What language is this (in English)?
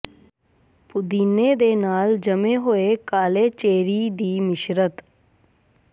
Punjabi